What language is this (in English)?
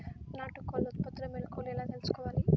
Telugu